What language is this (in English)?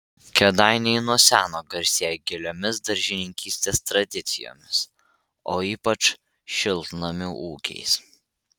Lithuanian